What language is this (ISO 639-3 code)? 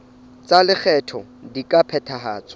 sot